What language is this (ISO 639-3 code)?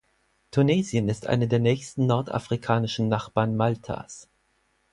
deu